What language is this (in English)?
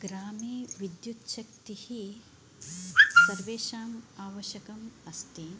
Sanskrit